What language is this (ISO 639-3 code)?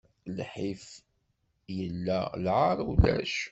kab